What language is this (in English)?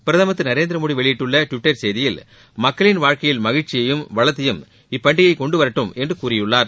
Tamil